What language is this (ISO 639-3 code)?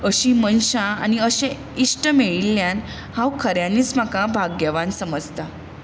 kok